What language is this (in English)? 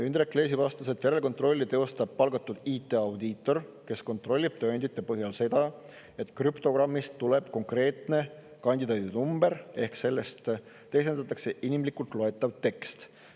Estonian